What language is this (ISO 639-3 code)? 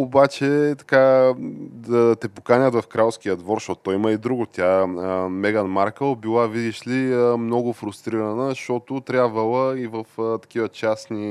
bul